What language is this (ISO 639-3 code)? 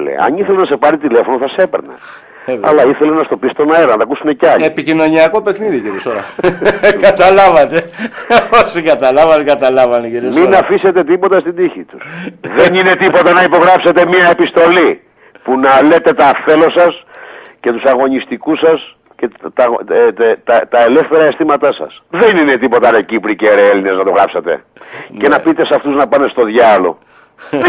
ell